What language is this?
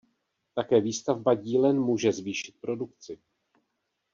Czech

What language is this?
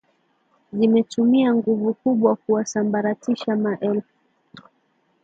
Swahili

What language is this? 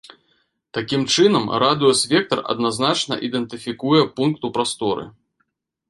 Belarusian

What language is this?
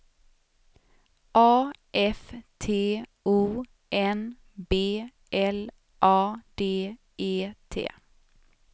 Swedish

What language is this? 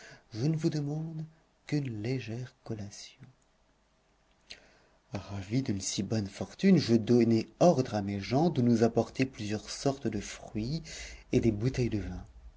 French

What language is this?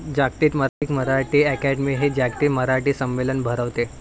Marathi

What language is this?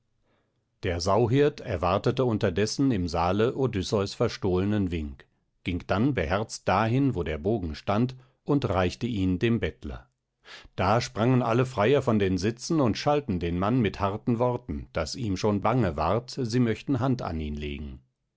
German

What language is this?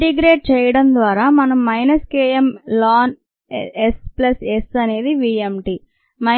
Telugu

